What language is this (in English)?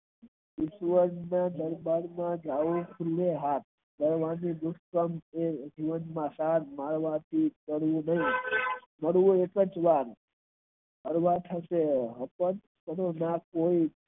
Gujarati